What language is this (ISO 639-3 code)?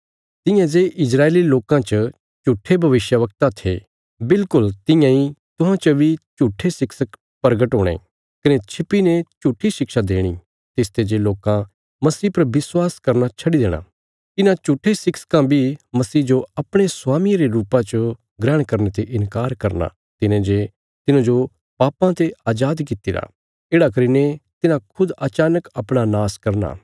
kfs